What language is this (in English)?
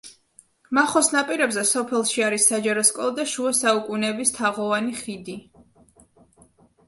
Georgian